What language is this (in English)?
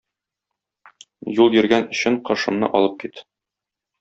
Tatar